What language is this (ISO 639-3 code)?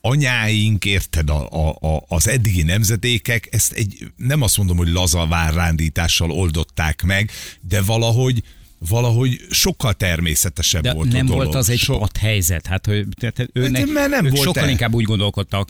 hun